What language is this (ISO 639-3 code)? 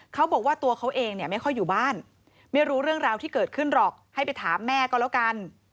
tha